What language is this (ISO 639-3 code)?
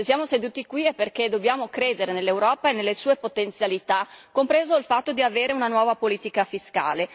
ita